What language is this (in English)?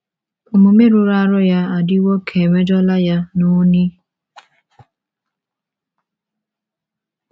Igbo